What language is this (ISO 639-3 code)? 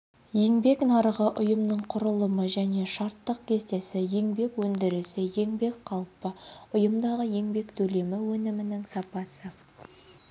kaz